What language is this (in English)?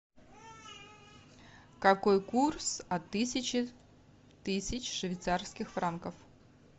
Russian